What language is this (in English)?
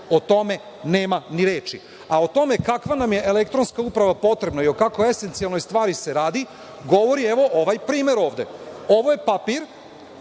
Serbian